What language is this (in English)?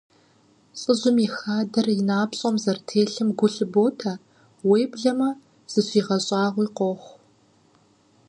Kabardian